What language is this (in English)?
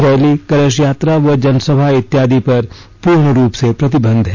Hindi